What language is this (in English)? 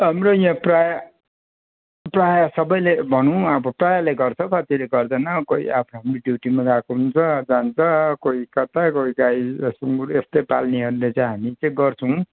Nepali